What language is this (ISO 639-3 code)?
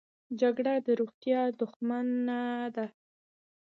pus